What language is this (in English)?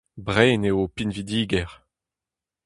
Breton